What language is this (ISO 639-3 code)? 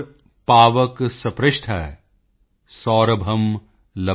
pan